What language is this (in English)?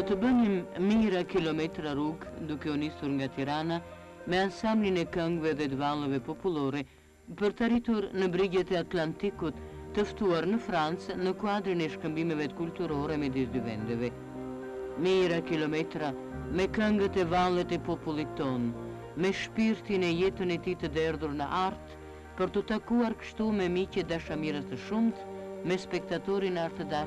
Romanian